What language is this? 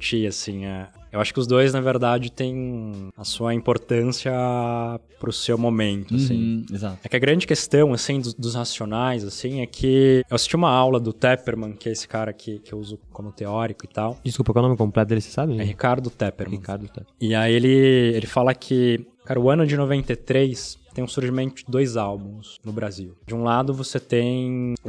Portuguese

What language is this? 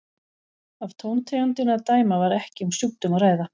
Icelandic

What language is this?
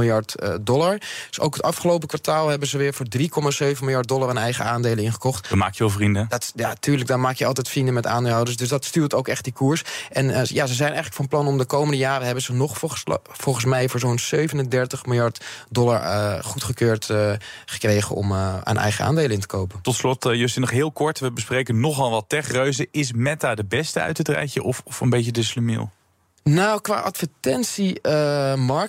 Dutch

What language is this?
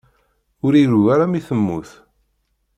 Kabyle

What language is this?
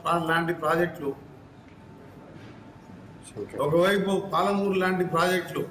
Telugu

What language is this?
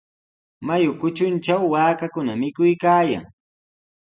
Sihuas Ancash Quechua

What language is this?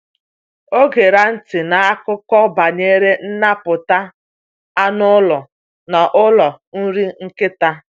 Igbo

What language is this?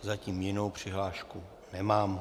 Czech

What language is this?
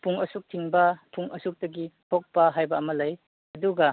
Manipuri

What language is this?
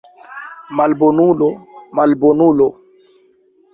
Esperanto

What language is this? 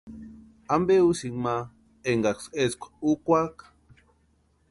Western Highland Purepecha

